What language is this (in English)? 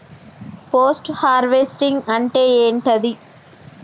Telugu